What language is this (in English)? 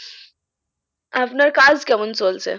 Bangla